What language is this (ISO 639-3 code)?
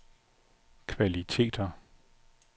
dan